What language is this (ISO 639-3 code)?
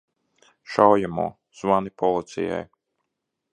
lav